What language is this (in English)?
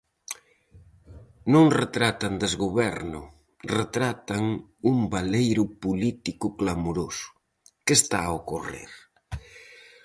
Galician